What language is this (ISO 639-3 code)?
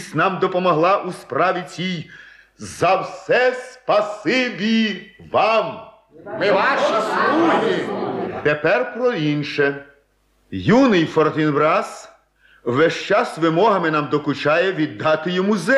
ukr